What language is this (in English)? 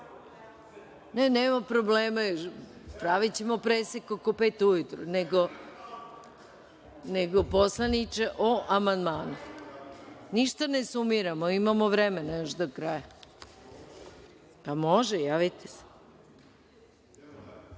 Serbian